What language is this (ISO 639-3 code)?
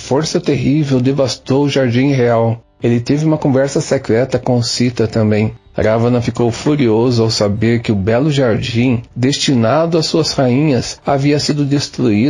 por